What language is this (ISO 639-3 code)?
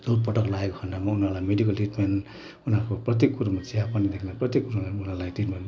nep